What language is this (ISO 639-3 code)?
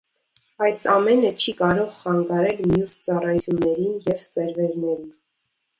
hye